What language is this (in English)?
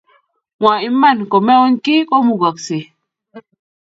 Kalenjin